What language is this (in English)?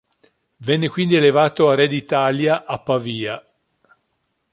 Italian